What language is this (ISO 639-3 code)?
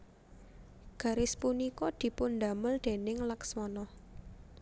jav